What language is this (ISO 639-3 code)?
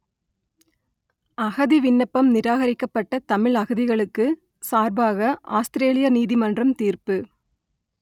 tam